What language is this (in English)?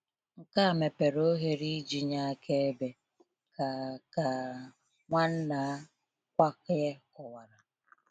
Igbo